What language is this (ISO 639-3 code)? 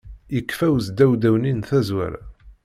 kab